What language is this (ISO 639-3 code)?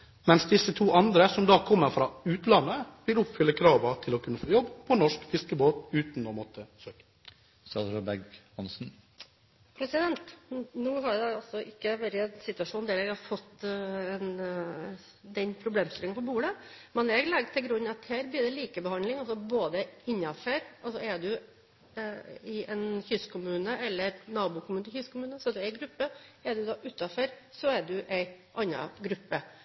nob